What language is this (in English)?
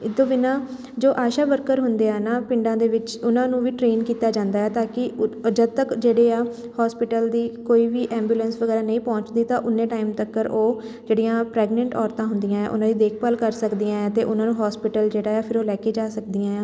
Punjabi